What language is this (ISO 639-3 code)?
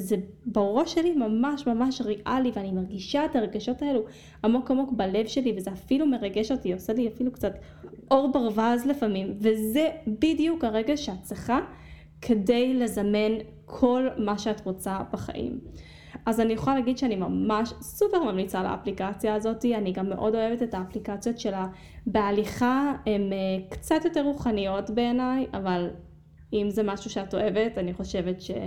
heb